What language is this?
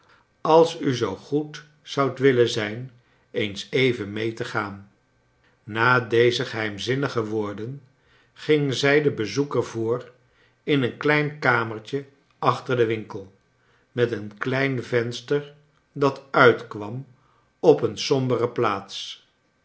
Dutch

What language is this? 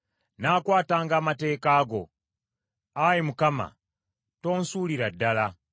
Ganda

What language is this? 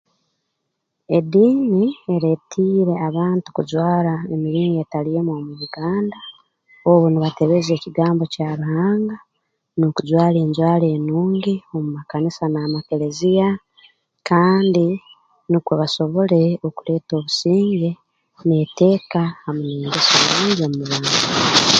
Tooro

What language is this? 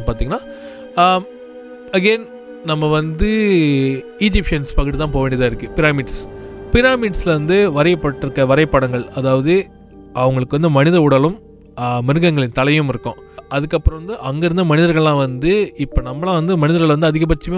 Tamil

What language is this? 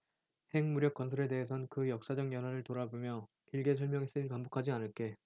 Korean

